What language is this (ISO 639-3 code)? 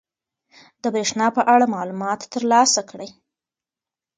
pus